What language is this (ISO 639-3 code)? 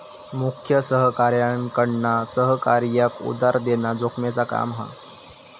mar